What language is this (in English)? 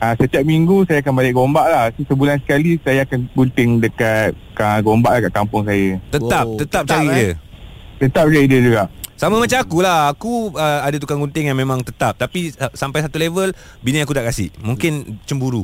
Malay